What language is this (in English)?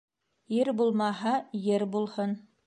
Bashkir